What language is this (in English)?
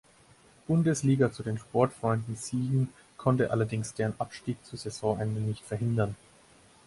German